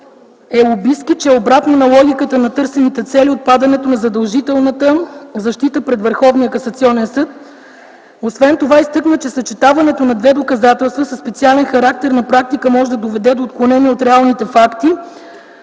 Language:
Bulgarian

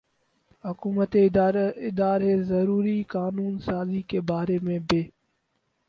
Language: Urdu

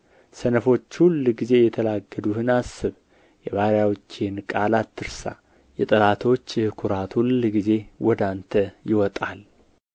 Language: Amharic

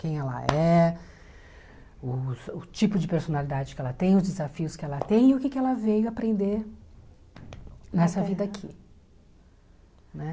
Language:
Portuguese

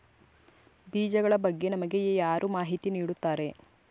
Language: Kannada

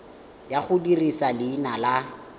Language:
Tswana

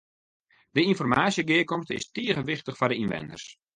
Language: Western Frisian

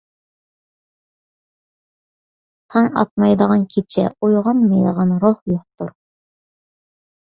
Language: Uyghur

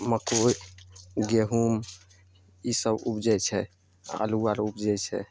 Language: Maithili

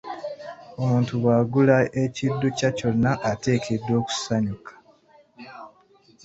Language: Ganda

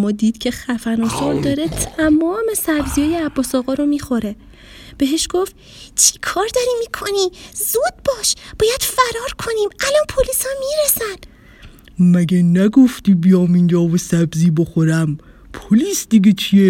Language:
Persian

